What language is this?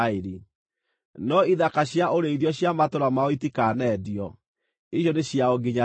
Kikuyu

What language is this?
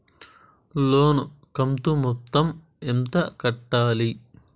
Telugu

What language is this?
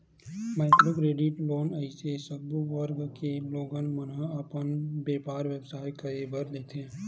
Chhattisgarhi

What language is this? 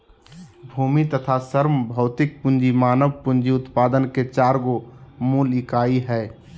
Magahi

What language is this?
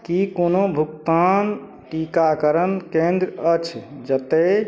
Maithili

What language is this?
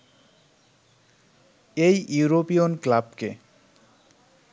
Bangla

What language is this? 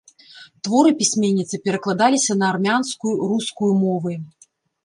Belarusian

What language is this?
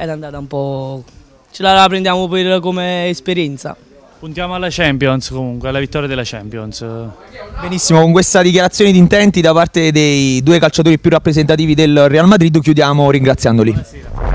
Italian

